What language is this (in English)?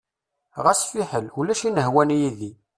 Kabyle